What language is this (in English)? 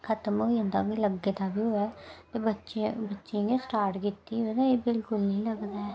Dogri